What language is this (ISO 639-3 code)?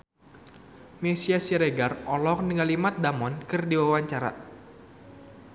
sun